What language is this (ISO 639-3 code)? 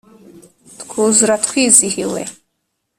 kin